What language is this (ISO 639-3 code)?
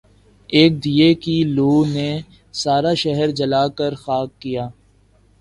urd